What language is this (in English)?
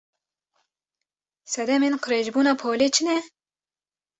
Kurdish